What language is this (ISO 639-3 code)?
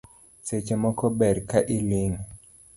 luo